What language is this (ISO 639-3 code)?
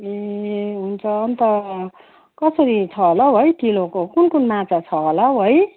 nep